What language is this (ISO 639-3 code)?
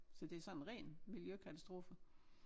dan